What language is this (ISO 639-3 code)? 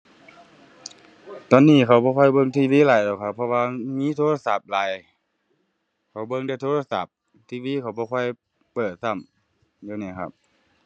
tha